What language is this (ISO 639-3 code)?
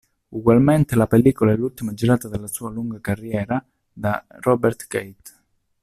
ita